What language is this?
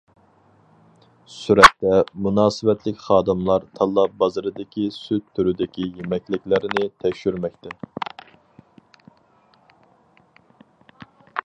Uyghur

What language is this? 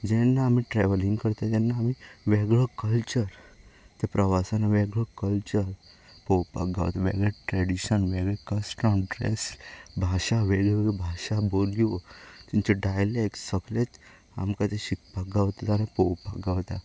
Konkani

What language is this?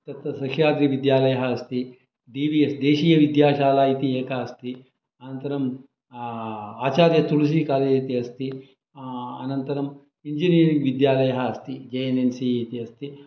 Sanskrit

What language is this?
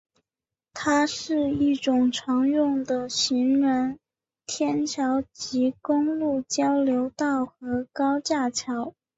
Chinese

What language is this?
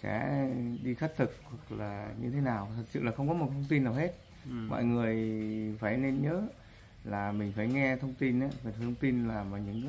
Vietnamese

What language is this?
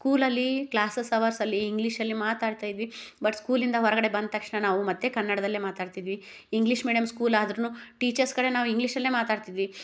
Kannada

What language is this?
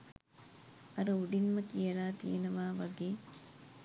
Sinhala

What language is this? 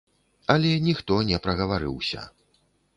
Belarusian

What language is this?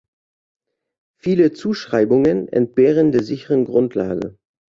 German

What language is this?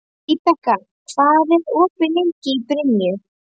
Icelandic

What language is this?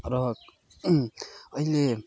Nepali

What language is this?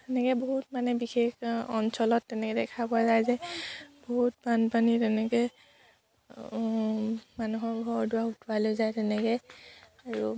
Assamese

